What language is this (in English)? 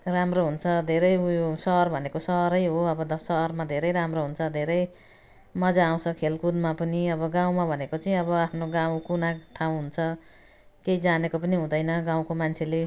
Nepali